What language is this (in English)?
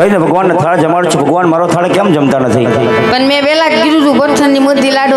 Gujarati